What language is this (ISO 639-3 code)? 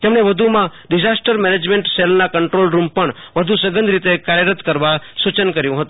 guj